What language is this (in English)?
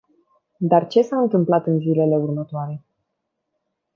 Romanian